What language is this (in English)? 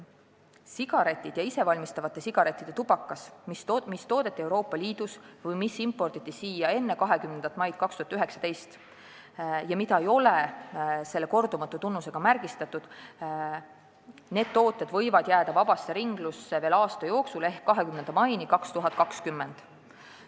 Estonian